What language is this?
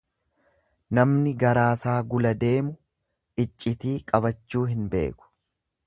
Oromo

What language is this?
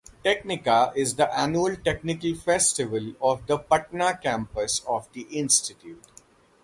English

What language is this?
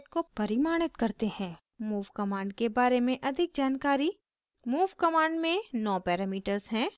Hindi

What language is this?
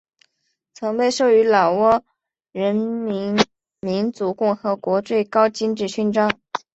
Chinese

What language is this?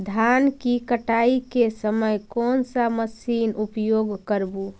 Magahi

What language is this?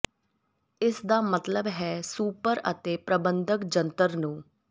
Punjabi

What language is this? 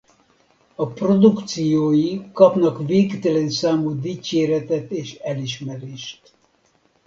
Hungarian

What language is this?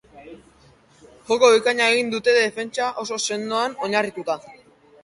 Basque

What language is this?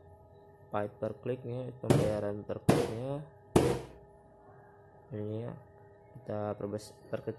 Indonesian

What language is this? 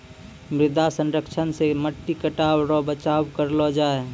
Maithili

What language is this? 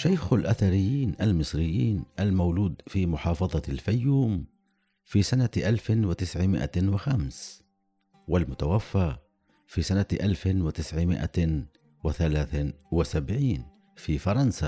Arabic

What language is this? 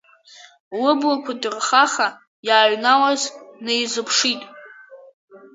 Abkhazian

